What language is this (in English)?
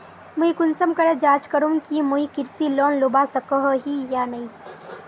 Magahi